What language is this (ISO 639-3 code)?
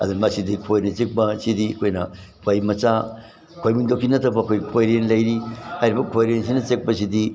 mni